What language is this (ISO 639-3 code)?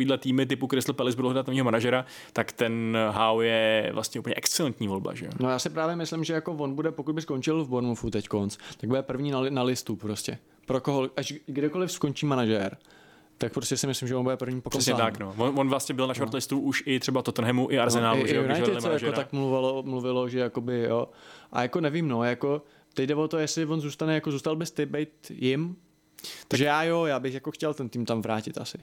ces